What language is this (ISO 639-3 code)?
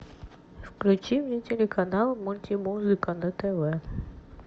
rus